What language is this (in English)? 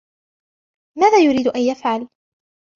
Arabic